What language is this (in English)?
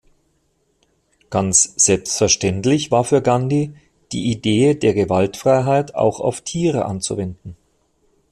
German